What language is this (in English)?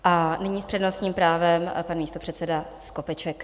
Czech